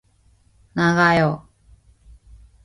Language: Korean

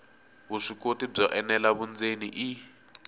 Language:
Tsonga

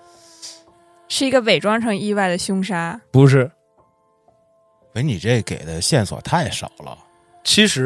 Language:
Chinese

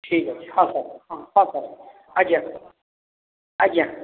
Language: Odia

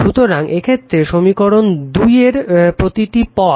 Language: Bangla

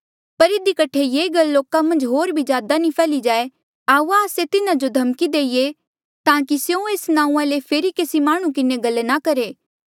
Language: Mandeali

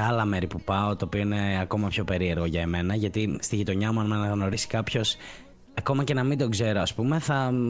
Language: Greek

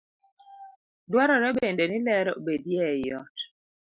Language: Luo (Kenya and Tanzania)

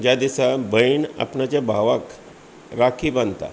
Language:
Konkani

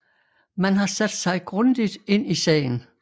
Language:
Danish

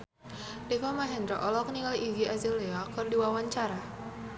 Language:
Sundanese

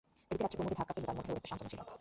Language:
Bangla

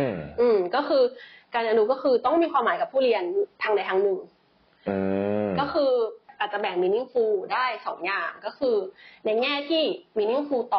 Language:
Thai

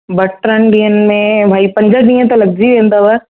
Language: Sindhi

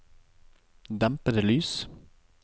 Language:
Norwegian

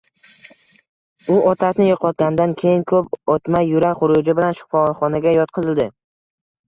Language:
Uzbek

